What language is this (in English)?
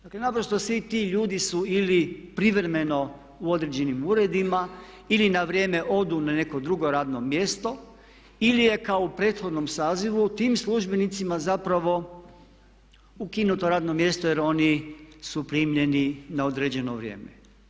Croatian